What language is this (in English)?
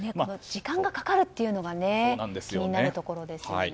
Japanese